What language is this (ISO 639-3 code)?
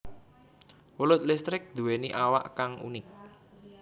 jav